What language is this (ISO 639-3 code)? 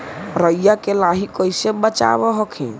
mag